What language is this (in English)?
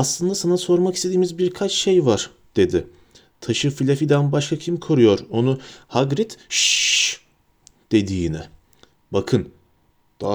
Turkish